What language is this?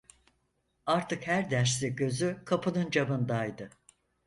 Turkish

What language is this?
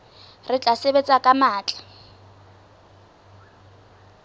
Southern Sotho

